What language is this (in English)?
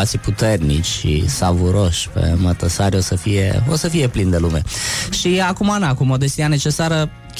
Romanian